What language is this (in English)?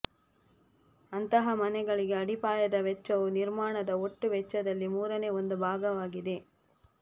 Kannada